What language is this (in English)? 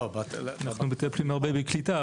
Hebrew